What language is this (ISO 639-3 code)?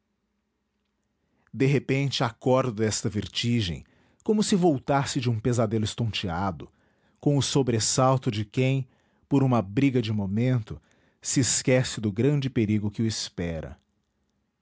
por